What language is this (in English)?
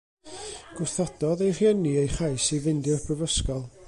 Welsh